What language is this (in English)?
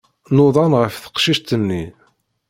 Kabyle